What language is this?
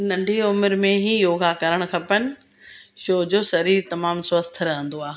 Sindhi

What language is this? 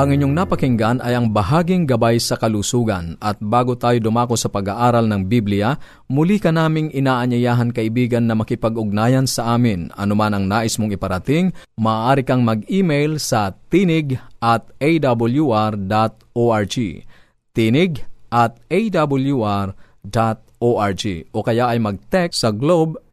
Filipino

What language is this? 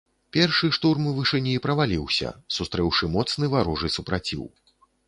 Belarusian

